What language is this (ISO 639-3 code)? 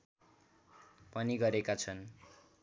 nep